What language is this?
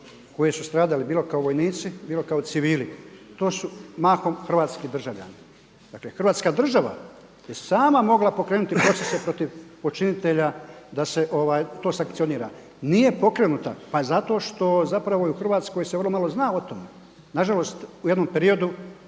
Croatian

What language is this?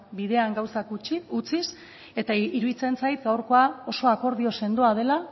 Basque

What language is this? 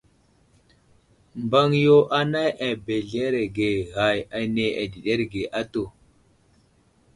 Wuzlam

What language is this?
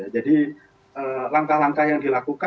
Indonesian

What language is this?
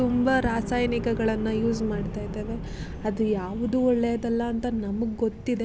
Kannada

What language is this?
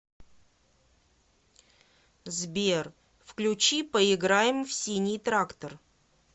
Russian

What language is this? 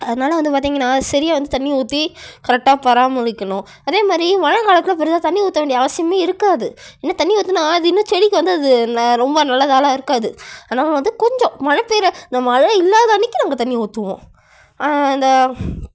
Tamil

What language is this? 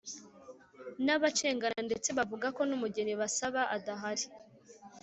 Kinyarwanda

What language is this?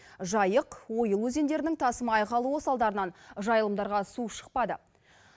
Kazakh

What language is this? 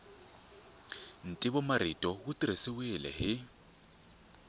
Tsonga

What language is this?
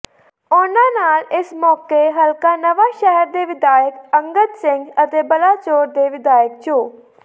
Punjabi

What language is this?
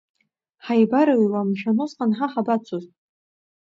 Abkhazian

